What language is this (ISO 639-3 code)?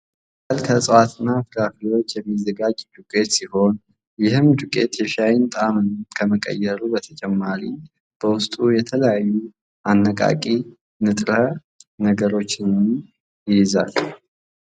amh